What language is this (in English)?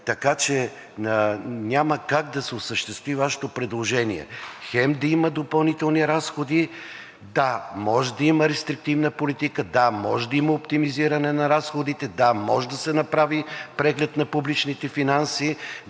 Bulgarian